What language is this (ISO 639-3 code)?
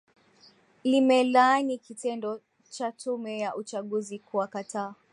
swa